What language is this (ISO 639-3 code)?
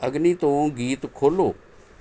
pan